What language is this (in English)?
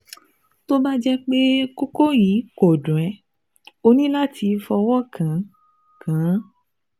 Yoruba